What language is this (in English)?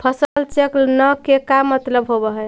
Magahi